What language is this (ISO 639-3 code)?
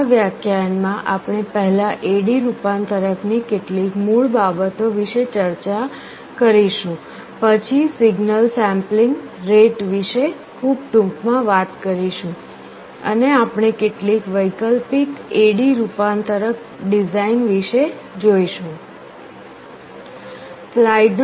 guj